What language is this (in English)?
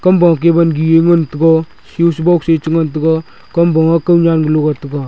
Wancho Naga